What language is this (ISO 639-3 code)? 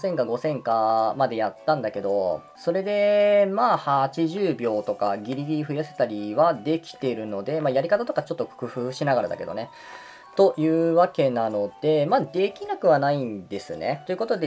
jpn